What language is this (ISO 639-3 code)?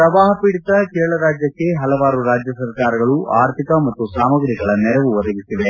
kan